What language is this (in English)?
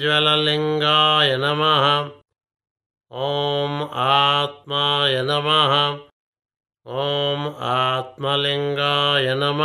Telugu